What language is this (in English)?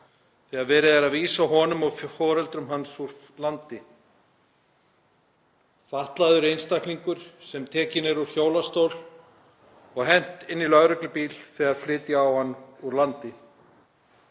Icelandic